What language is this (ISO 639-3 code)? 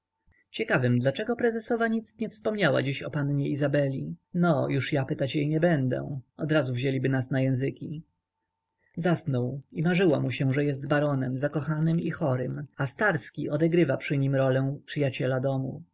pol